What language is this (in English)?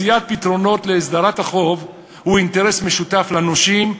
Hebrew